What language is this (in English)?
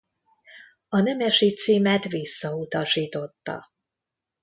Hungarian